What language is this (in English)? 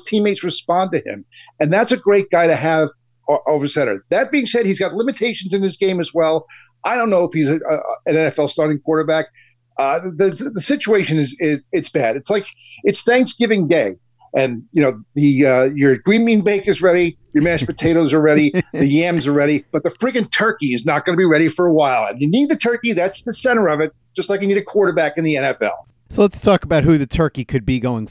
English